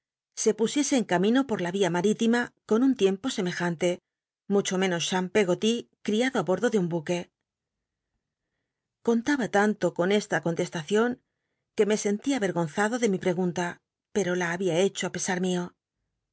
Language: Spanish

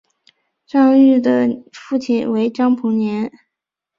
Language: Chinese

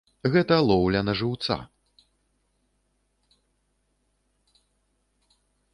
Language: Belarusian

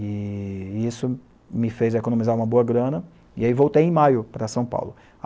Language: Portuguese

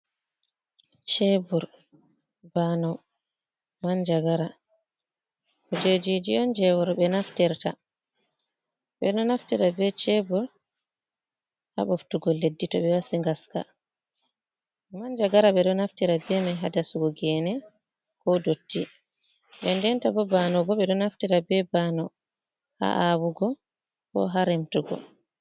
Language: Fula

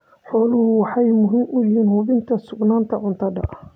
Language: Somali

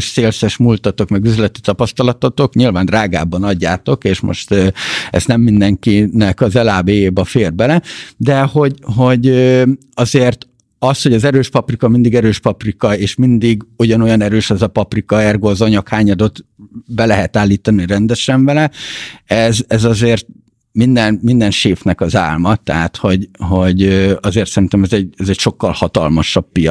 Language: Hungarian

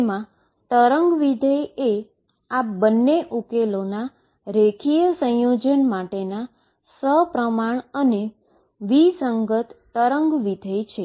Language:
Gujarati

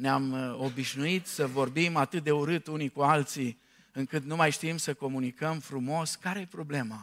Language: Romanian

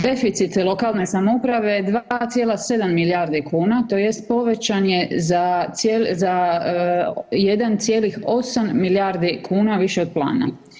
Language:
Croatian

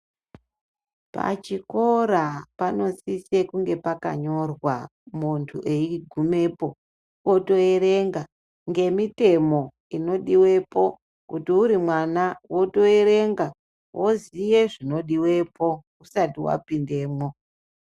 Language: Ndau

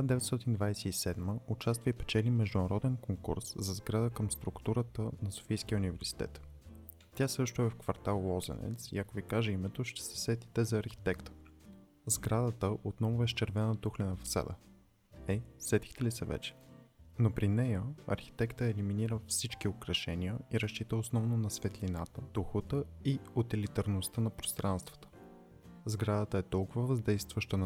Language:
Bulgarian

